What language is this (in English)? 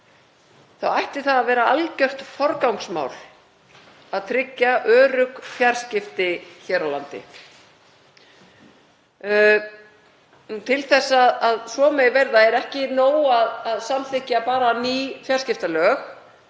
Icelandic